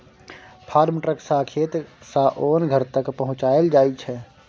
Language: Maithili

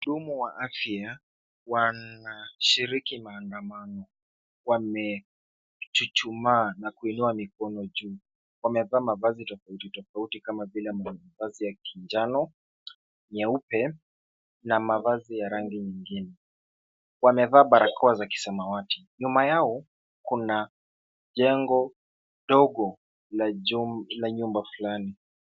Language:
Swahili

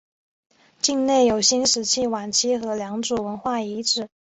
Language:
Chinese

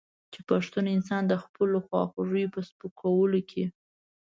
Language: Pashto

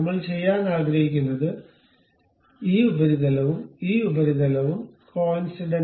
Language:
Malayalam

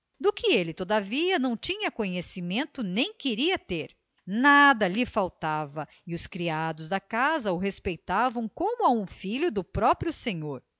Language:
Portuguese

